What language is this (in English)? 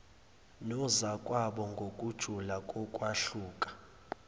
Zulu